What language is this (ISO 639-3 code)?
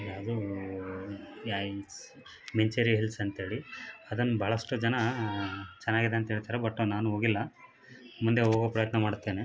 kan